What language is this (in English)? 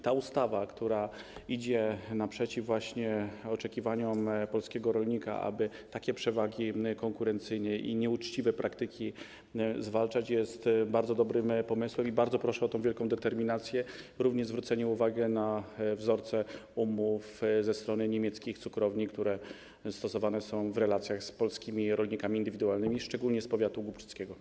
Polish